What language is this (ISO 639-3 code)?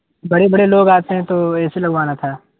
urd